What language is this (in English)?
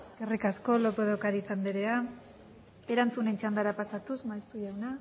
Basque